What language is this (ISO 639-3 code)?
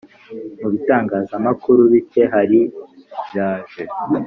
kin